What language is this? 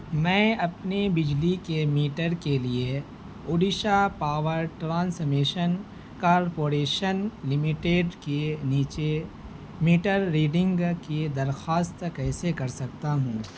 Urdu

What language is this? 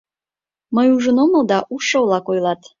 Mari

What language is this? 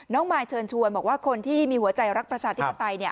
Thai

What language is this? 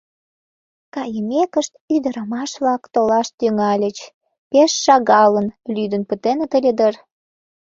Mari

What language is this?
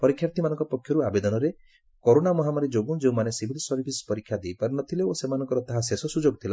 Odia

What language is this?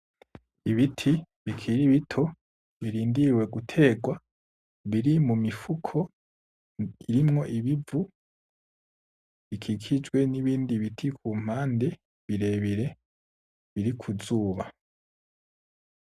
Rundi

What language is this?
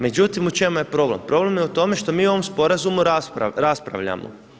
Croatian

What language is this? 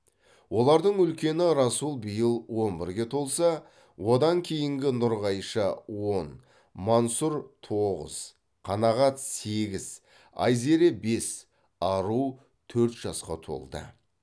Kazakh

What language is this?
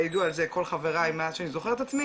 Hebrew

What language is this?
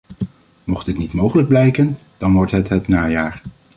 Dutch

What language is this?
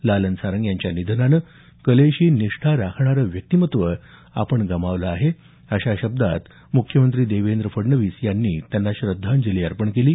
Marathi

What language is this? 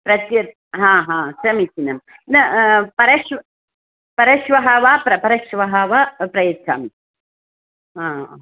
Sanskrit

